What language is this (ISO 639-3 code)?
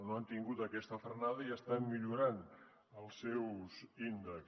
cat